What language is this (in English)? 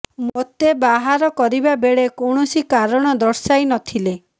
Odia